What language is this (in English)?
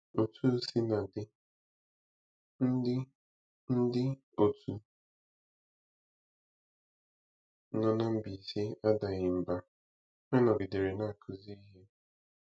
Igbo